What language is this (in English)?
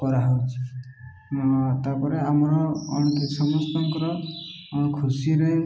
Odia